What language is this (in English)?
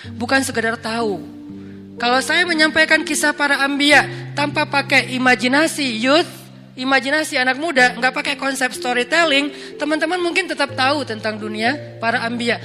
Indonesian